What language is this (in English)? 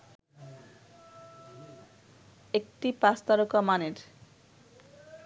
Bangla